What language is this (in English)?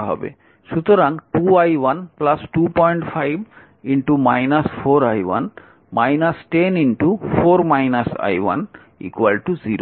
Bangla